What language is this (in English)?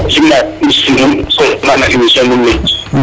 Serer